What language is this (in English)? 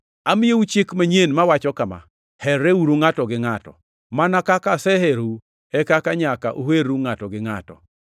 Luo (Kenya and Tanzania)